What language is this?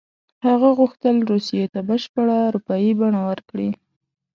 Pashto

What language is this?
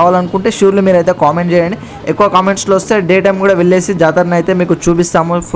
Telugu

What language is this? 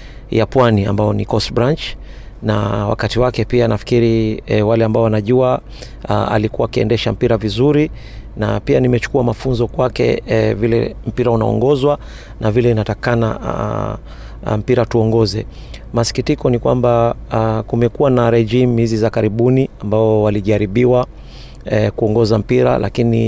Swahili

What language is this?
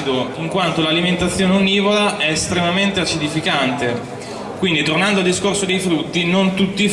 Italian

